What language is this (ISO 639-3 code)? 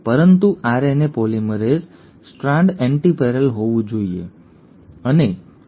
guj